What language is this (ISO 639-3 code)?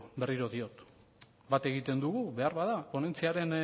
eus